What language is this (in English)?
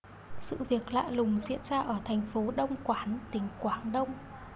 Vietnamese